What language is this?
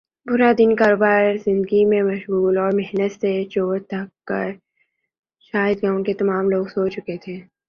Urdu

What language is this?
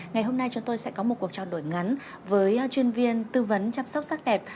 Vietnamese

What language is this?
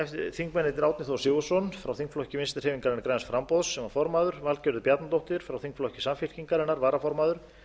Icelandic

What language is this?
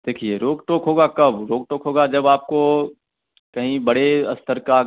Hindi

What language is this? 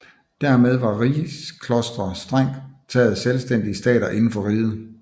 Danish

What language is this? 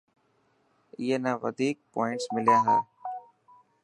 Dhatki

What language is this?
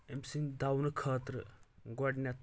Kashmiri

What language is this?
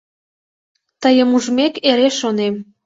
Mari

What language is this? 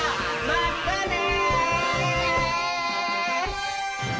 Japanese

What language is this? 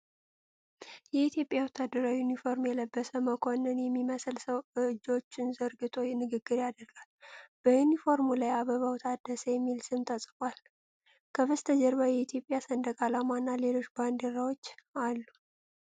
Amharic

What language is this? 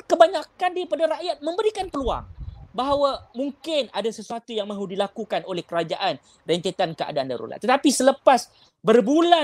Malay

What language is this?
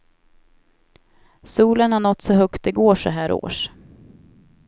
Swedish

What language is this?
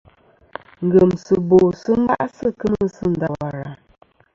Kom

